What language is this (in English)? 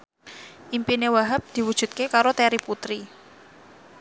Javanese